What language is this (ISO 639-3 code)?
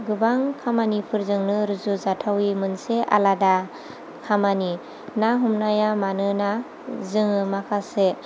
brx